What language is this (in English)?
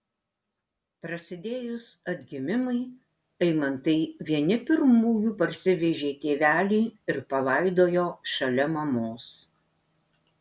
Lithuanian